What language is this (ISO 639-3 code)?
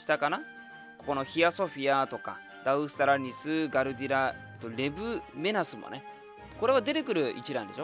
jpn